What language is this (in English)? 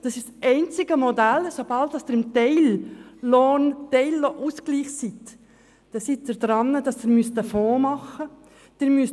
Swiss German